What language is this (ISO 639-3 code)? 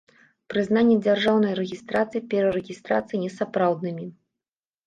bel